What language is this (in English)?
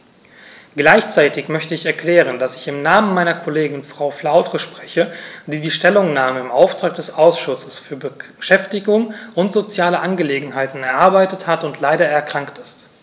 German